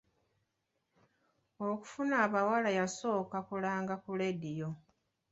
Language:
Ganda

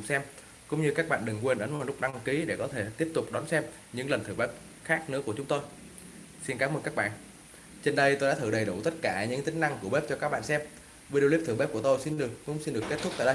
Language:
Vietnamese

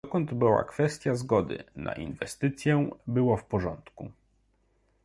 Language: Polish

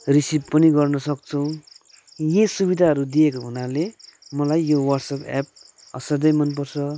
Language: Nepali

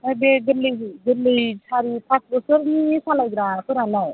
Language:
Bodo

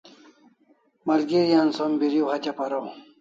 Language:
Kalasha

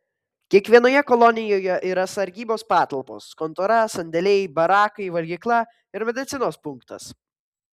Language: Lithuanian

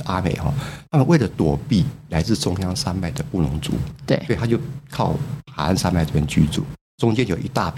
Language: Chinese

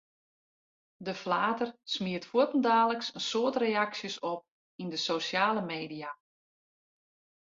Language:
Western Frisian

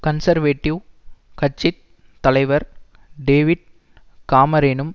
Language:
Tamil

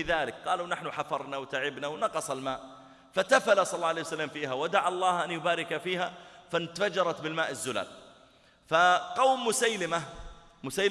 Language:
Arabic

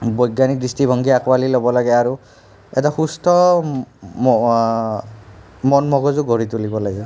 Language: Assamese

